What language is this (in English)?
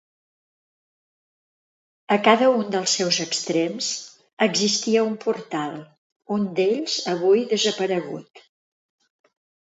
Catalan